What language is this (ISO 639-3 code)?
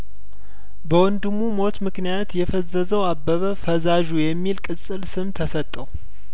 amh